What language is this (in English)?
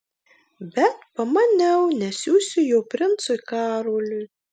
Lithuanian